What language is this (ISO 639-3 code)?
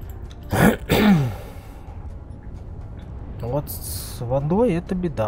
rus